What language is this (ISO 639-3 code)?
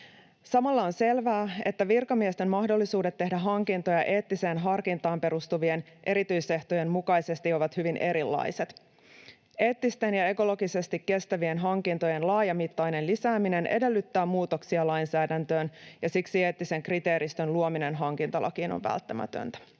fin